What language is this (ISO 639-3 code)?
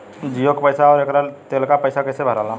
bho